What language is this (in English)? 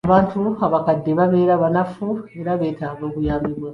Ganda